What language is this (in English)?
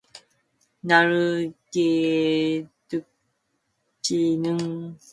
Korean